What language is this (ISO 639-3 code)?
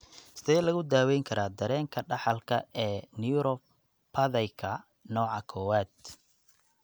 som